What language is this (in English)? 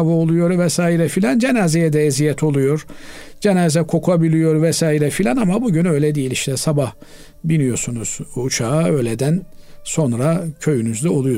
Turkish